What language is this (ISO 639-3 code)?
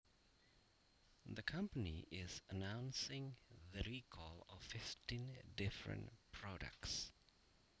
jav